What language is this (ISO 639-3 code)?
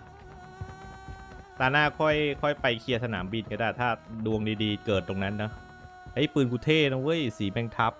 tha